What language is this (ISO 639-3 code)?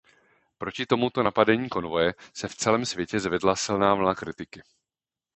ces